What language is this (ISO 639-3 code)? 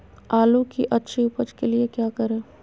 mag